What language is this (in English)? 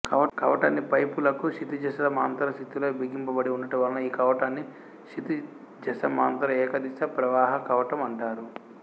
Telugu